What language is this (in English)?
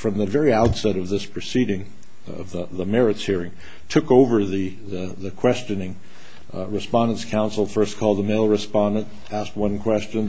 English